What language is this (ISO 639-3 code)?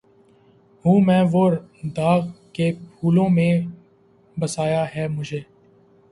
urd